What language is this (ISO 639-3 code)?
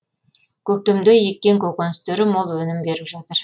kaz